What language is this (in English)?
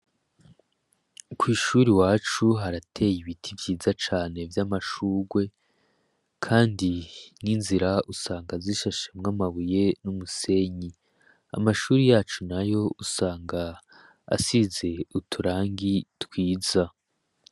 Rundi